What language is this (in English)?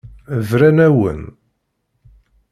Kabyle